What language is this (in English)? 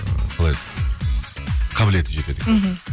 Kazakh